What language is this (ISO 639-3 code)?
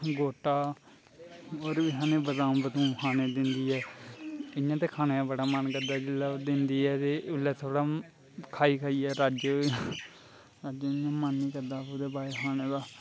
doi